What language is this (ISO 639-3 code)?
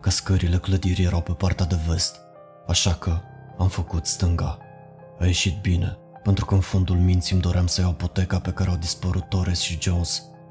ron